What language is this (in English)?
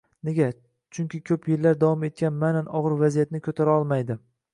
Uzbek